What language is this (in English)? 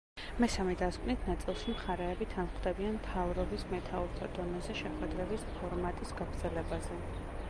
Georgian